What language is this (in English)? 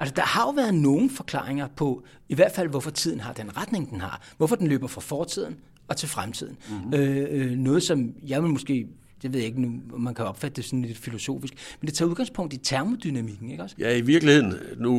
Danish